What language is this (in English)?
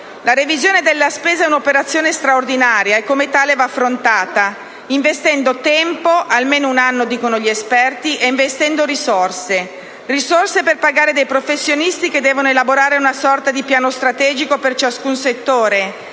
Italian